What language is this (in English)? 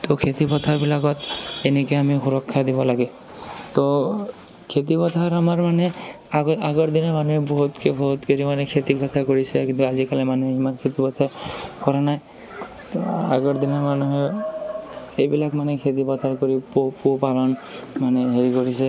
Assamese